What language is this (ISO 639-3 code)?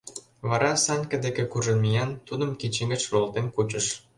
chm